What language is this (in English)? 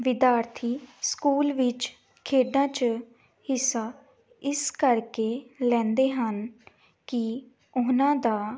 Punjabi